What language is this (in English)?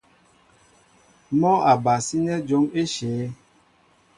Mbo (Cameroon)